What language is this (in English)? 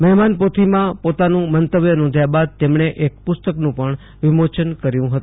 Gujarati